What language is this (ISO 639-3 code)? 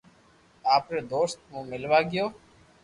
lrk